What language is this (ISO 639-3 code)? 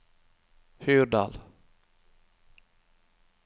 nor